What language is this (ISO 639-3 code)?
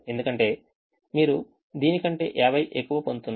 tel